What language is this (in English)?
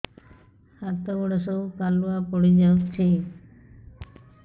Odia